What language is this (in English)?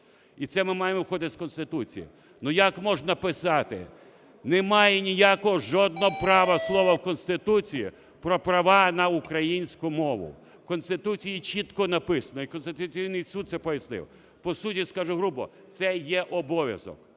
Ukrainian